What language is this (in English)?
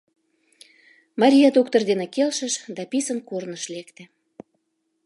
Mari